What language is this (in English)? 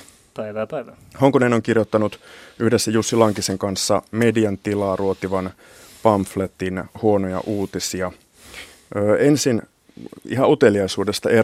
Finnish